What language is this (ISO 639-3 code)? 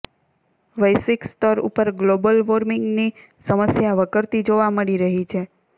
guj